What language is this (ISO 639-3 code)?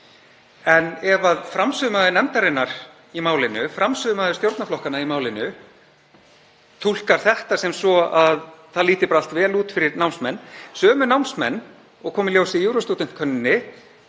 isl